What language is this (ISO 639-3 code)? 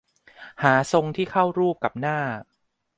tha